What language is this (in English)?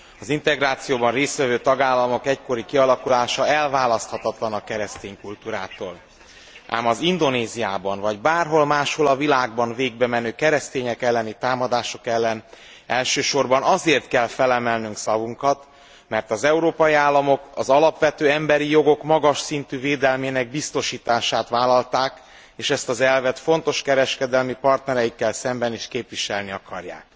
Hungarian